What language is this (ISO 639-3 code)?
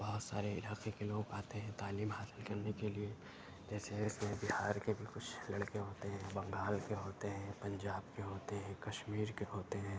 urd